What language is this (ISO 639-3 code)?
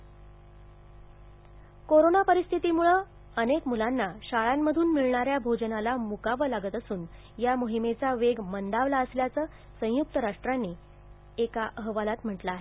mar